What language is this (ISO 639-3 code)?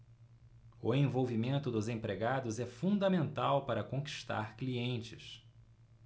por